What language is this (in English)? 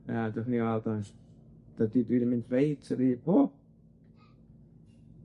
Welsh